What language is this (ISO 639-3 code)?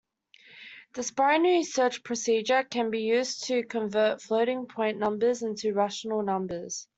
eng